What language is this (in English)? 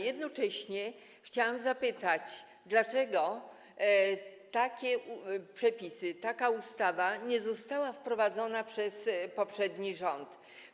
Polish